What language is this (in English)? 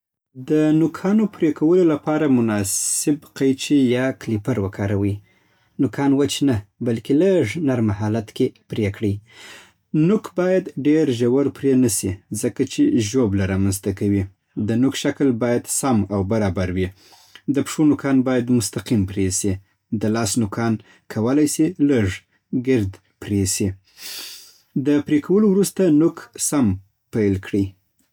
Southern Pashto